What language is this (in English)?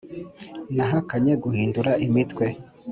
Kinyarwanda